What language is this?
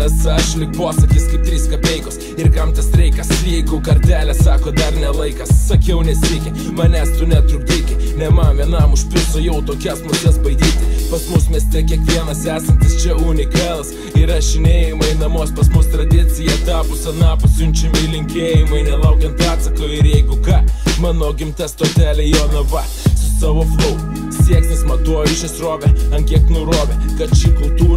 Romanian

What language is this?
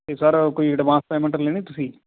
Punjabi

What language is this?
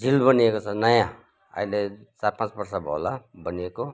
Nepali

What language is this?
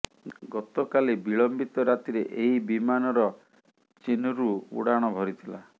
Odia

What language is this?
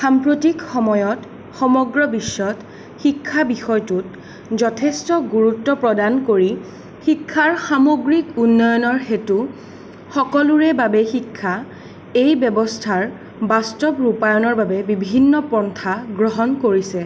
Assamese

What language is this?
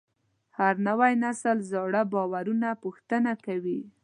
Pashto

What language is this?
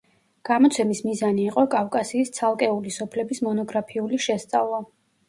Georgian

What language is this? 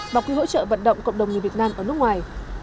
Vietnamese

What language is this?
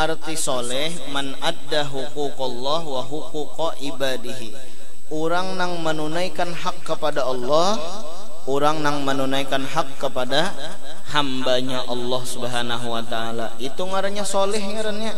Indonesian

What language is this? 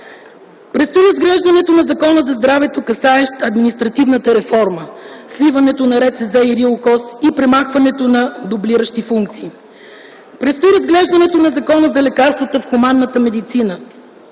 Bulgarian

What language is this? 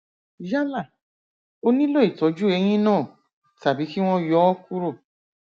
Yoruba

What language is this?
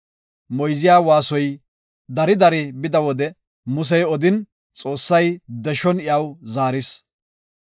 Gofa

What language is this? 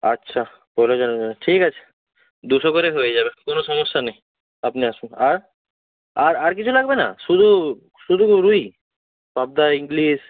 Bangla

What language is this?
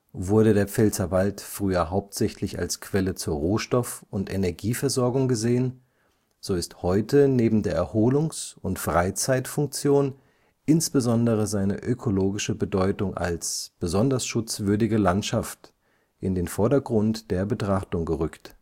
German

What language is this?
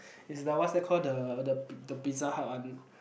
English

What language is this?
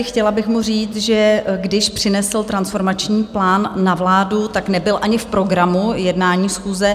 Czech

